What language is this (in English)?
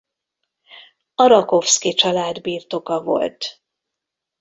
Hungarian